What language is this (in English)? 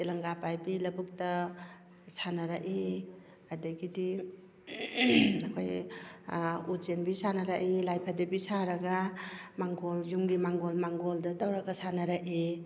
Manipuri